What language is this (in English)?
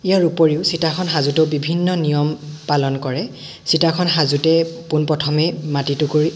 Assamese